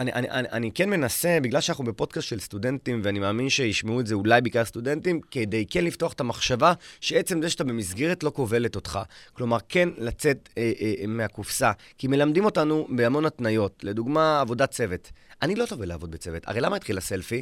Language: Hebrew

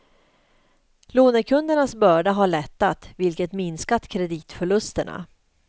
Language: Swedish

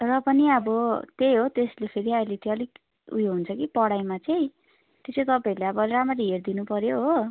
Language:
Nepali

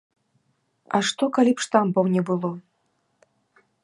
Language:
Belarusian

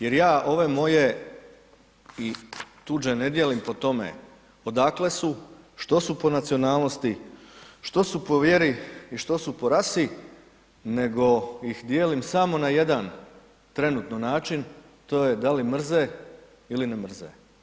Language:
Croatian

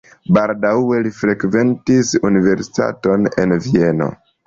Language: Esperanto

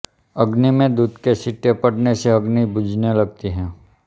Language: Hindi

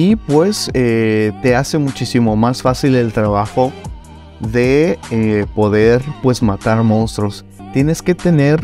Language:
Spanish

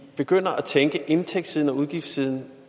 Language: Danish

